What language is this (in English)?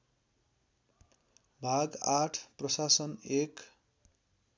Nepali